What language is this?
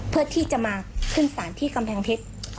Thai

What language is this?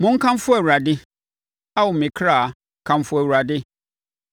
Akan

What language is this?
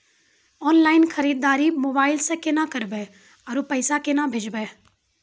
Maithili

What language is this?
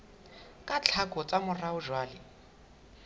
Southern Sotho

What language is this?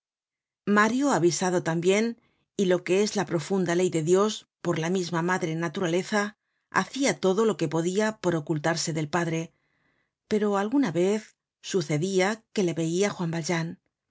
Spanish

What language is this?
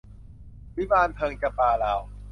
Thai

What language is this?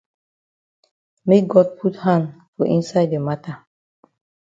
Cameroon Pidgin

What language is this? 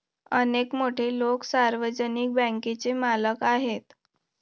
Marathi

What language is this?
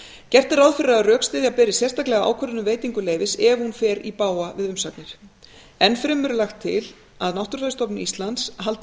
Icelandic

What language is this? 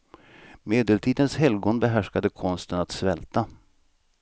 Swedish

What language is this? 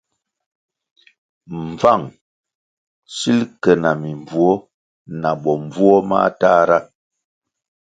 Kwasio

